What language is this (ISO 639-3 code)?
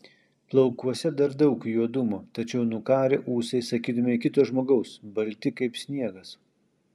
lit